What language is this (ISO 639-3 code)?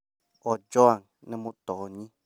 kik